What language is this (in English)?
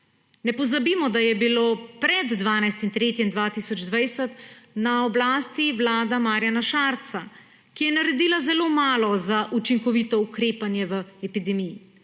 Slovenian